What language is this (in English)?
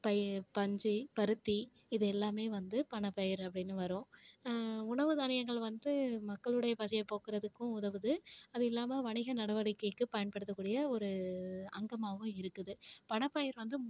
Tamil